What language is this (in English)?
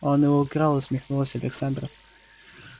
Russian